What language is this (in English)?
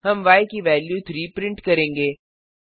Hindi